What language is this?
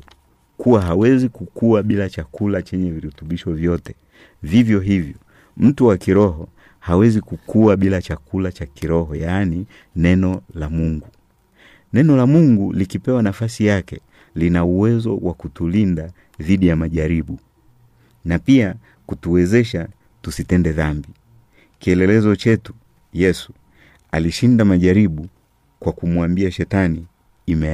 Swahili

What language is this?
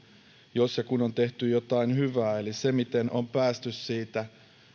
Finnish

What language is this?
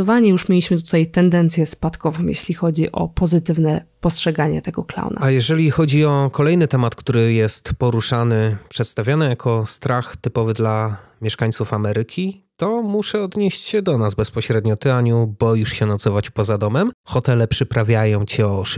Polish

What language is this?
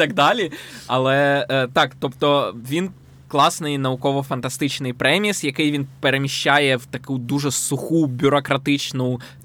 Ukrainian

